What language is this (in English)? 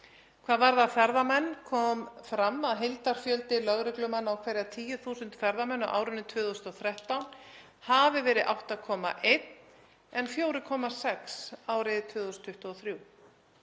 Icelandic